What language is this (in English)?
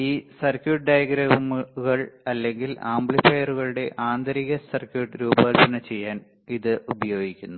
Malayalam